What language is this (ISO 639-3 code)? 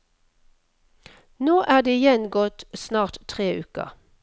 nor